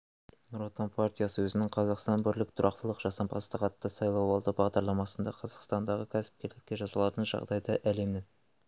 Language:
Kazakh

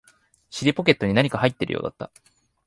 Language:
Japanese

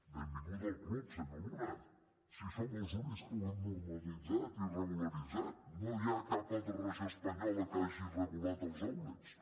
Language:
Catalan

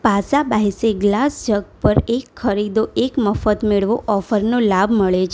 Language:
Gujarati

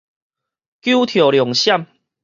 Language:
Min Nan Chinese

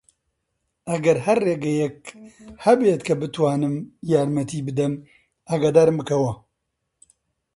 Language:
Central Kurdish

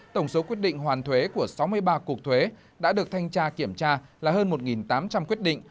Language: Vietnamese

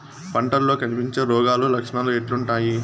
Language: Telugu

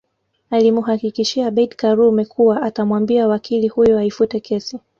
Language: Swahili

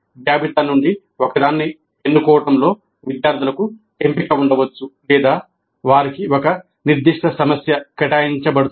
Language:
Telugu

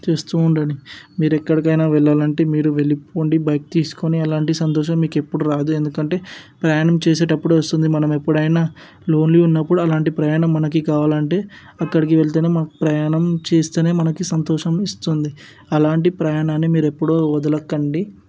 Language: Telugu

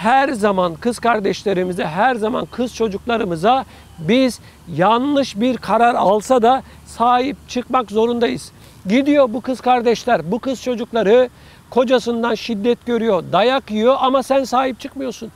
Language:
Turkish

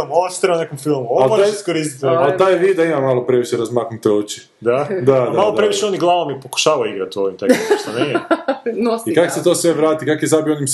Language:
Croatian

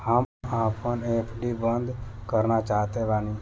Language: Bhojpuri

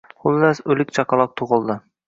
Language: Uzbek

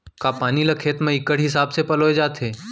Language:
Chhattisgarhi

